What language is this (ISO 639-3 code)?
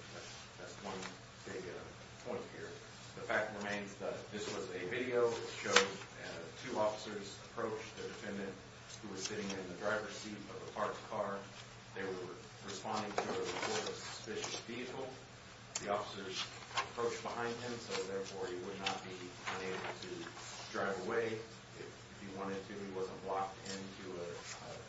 eng